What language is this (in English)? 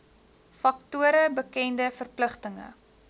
Afrikaans